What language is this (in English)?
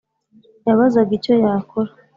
Kinyarwanda